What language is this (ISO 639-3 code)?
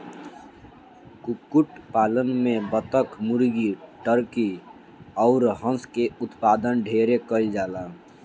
bho